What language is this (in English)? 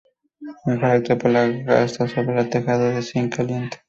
Spanish